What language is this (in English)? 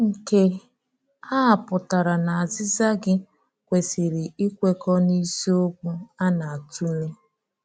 Igbo